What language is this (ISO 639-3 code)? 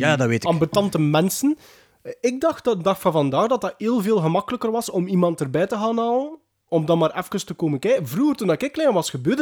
nld